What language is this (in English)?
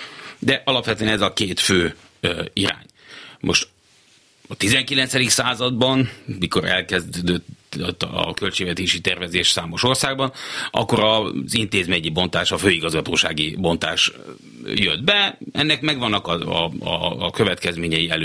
Hungarian